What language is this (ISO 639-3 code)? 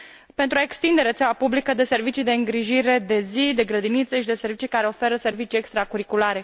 ron